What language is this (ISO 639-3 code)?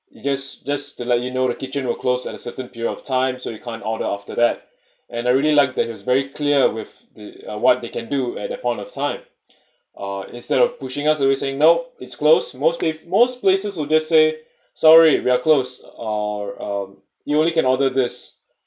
eng